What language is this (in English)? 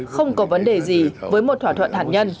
Vietnamese